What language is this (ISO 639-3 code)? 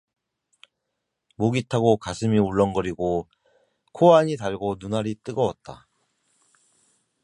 kor